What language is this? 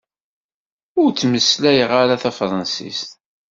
Kabyle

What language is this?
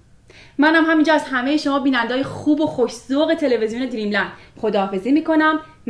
Persian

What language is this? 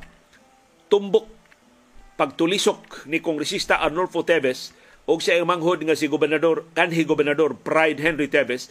Filipino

